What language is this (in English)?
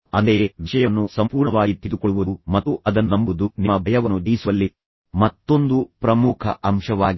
Kannada